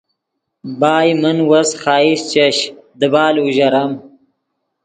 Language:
Yidgha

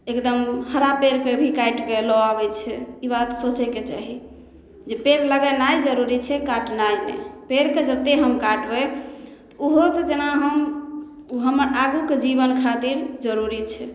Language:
Maithili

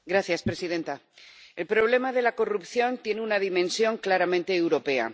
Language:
Spanish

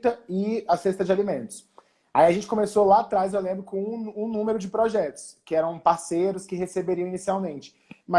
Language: Portuguese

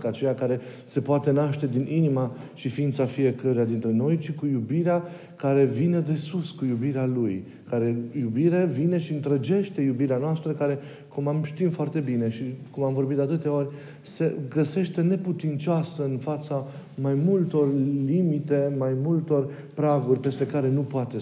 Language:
Romanian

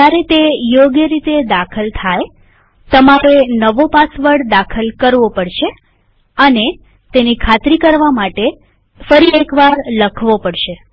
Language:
Gujarati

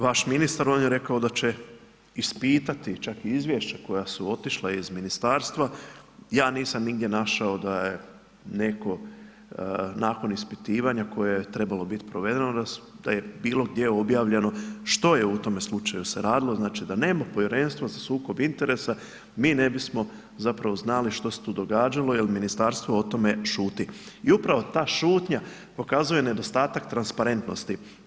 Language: Croatian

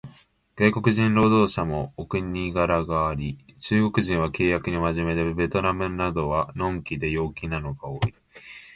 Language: Japanese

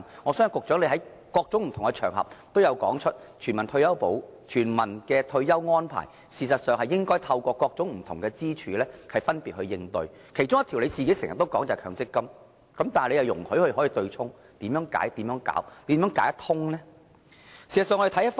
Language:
Cantonese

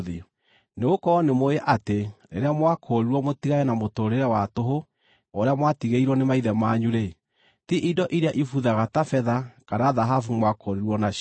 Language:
Kikuyu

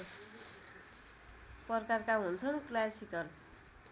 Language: Nepali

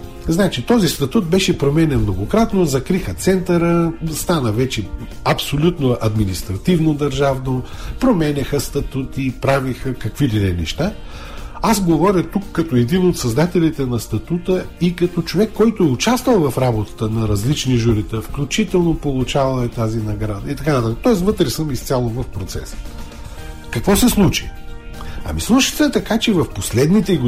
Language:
Bulgarian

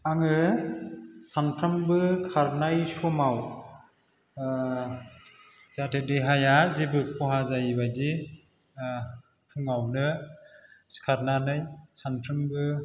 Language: Bodo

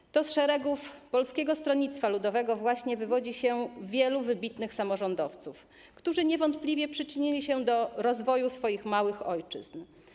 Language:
Polish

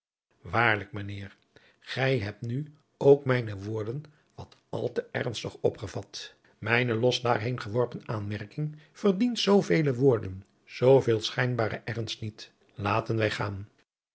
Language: Dutch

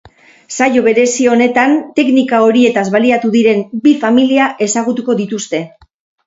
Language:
Basque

